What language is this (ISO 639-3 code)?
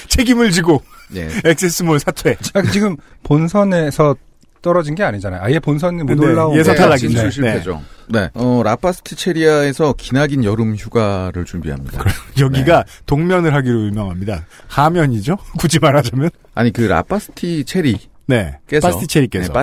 kor